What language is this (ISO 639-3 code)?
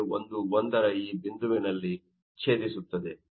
kan